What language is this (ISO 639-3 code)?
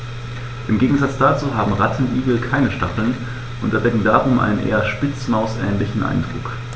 deu